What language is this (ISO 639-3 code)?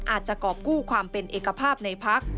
tha